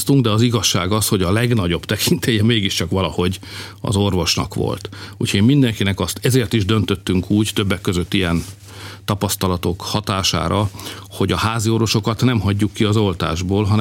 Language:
Hungarian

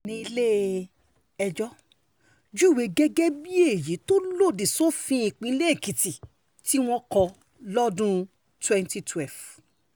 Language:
Yoruba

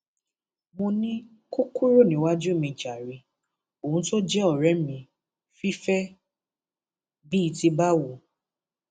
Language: Yoruba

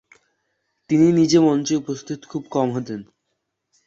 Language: Bangla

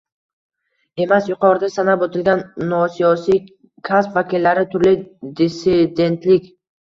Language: Uzbek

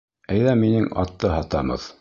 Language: Bashkir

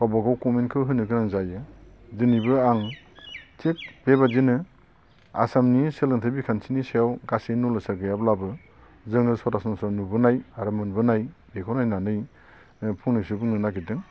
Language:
Bodo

